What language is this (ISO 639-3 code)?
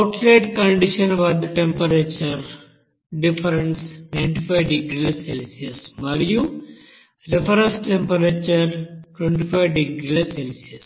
tel